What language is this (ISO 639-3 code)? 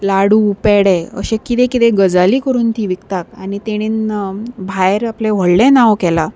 kok